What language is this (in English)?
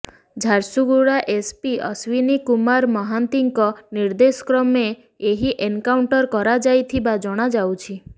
Odia